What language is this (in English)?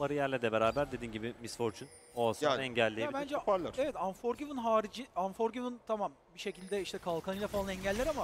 Turkish